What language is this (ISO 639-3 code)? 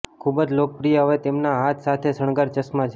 guj